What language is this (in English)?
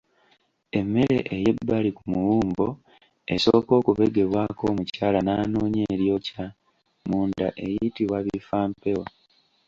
Ganda